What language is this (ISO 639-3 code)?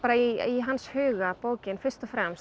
isl